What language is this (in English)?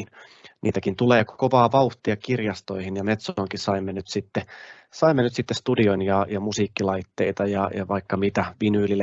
Finnish